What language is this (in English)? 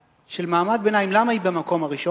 Hebrew